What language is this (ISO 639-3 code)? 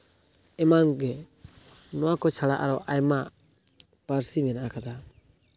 sat